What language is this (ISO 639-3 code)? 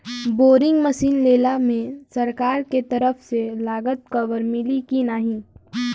bho